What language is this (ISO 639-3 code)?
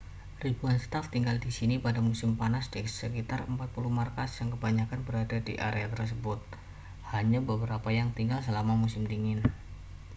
ind